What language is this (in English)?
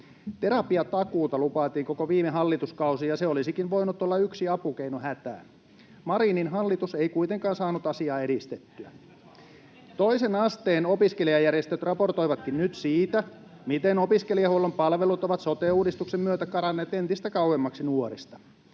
Finnish